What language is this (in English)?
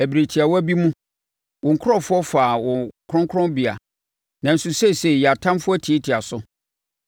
Akan